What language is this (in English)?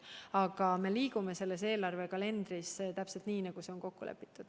Estonian